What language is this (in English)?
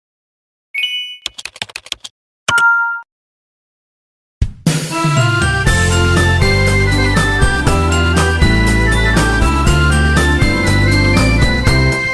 Indonesian